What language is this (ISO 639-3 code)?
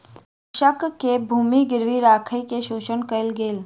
mai